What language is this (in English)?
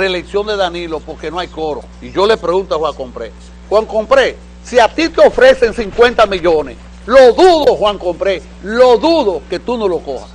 Spanish